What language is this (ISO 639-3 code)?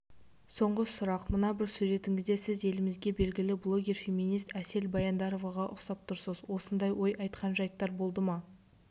kaz